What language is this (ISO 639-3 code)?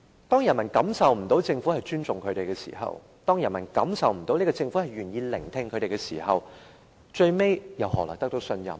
yue